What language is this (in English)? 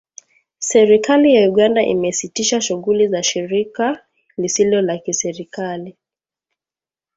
Swahili